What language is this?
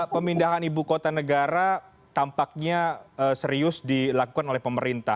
Indonesian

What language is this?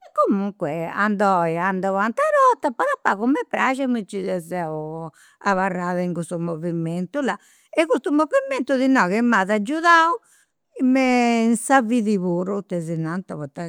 Campidanese Sardinian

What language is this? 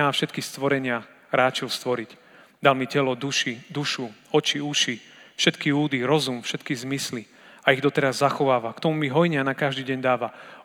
Slovak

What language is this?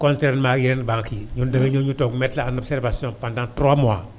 Wolof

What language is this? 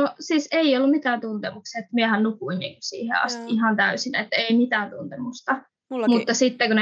Finnish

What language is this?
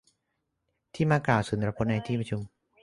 Thai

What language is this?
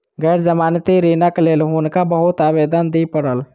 Maithili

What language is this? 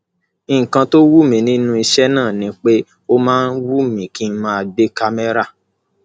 Yoruba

